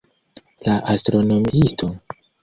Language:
Esperanto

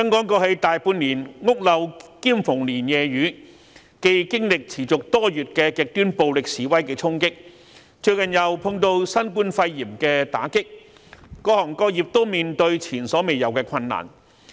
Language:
Cantonese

